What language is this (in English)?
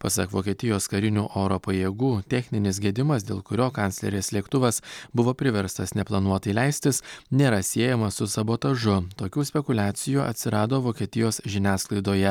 Lithuanian